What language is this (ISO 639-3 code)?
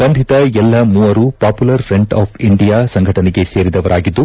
kan